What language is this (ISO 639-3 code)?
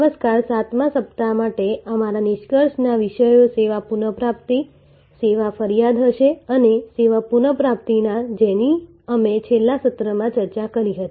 guj